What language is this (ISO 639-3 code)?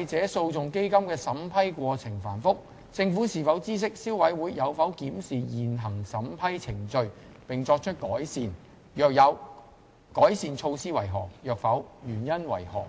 yue